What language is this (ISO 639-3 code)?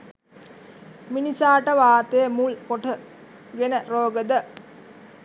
sin